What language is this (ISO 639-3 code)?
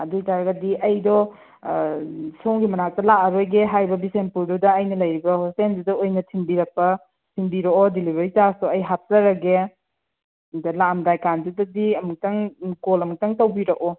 mni